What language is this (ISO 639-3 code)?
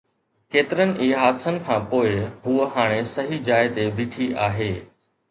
snd